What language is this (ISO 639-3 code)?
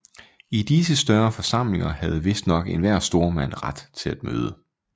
dan